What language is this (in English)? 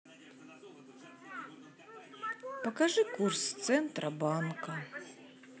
Russian